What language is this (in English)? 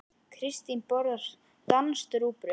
Icelandic